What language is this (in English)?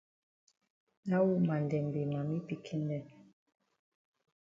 Cameroon Pidgin